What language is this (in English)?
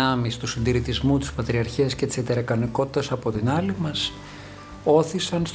Greek